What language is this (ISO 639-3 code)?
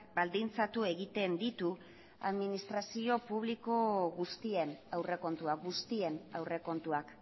eus